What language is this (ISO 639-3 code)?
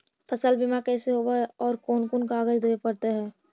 mag